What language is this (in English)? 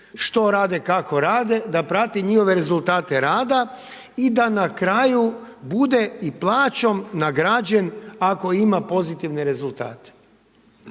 Croatian